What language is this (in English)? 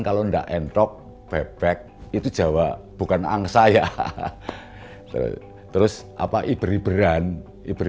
Indonesian